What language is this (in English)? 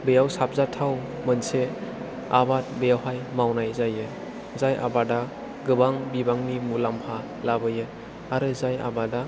Bodo